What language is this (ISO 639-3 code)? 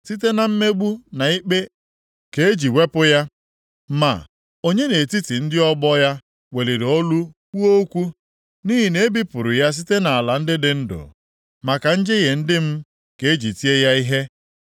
ibo